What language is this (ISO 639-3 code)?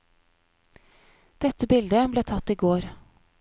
nor